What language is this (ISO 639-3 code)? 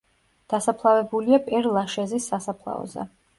kat